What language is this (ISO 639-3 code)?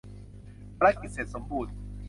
tha